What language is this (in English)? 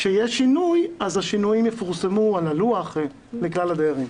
Hebrew